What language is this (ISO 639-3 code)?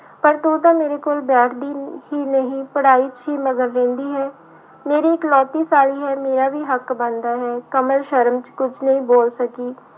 pan